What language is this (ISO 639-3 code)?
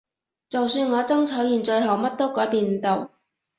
yue